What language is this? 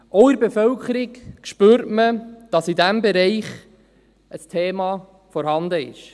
Swiss German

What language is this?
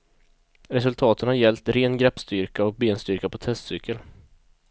Swedish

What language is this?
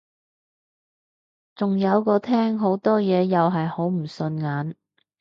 Cantonese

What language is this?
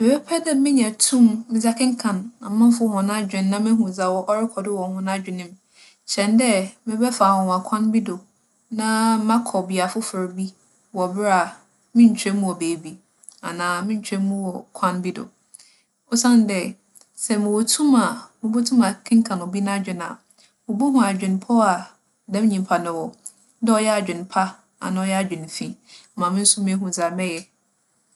Akan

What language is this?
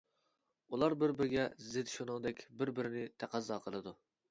Uyghur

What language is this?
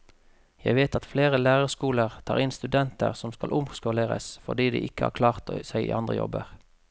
Norwegian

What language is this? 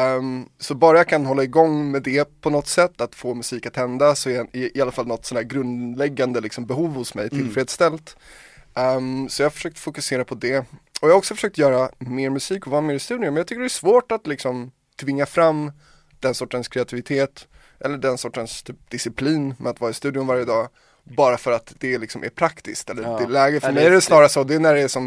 Swedish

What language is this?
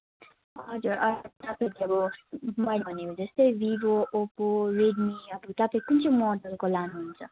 Nepali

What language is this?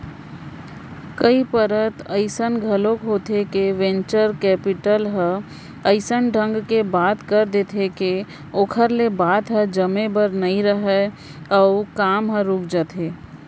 Chhattisgarhi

